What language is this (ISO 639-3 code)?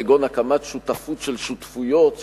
heb